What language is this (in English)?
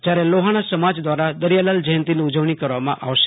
Gujarati